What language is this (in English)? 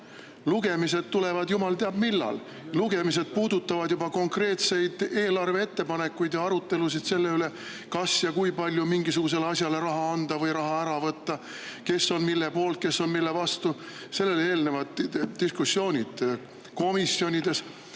Estonian